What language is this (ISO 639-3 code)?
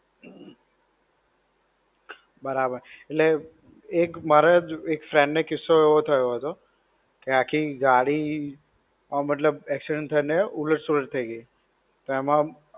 guj